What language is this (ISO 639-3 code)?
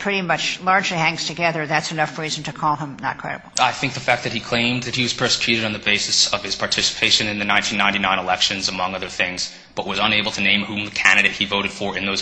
eng